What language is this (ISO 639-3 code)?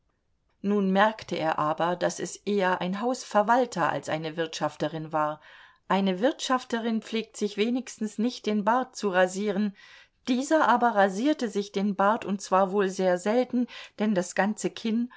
deu